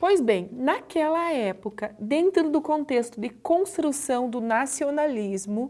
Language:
Portuguese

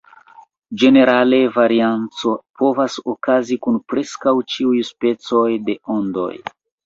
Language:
Esperanto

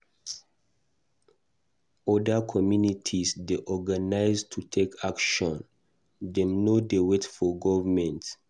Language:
Nigerian Pidgin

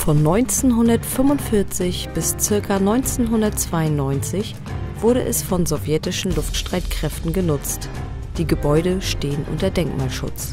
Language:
German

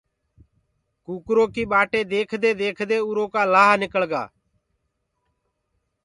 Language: Gurgula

